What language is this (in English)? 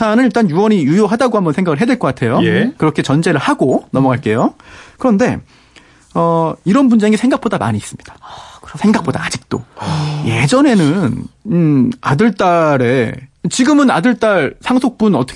Korean